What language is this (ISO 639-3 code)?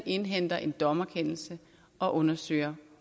dan